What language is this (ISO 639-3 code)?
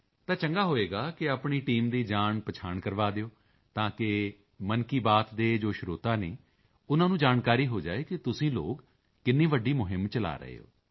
pan